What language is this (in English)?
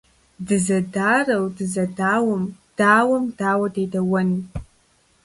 Kabardian